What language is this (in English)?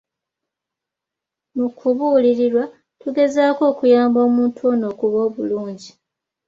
Ganda